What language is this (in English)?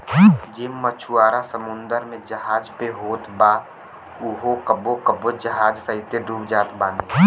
Bhojpuri